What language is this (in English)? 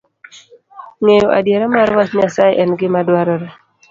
Luo (Kenya and Tanzania)